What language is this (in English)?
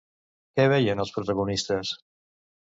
Catalan